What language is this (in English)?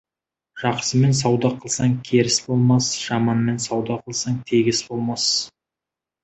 Kazakh